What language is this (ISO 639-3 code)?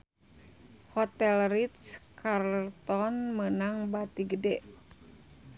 sun